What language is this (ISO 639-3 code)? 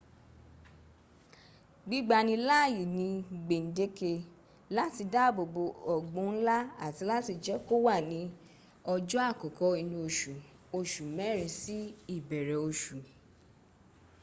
yor